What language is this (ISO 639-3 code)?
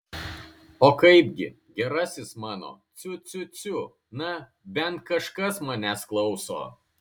lit